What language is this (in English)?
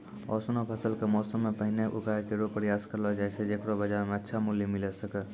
Maithili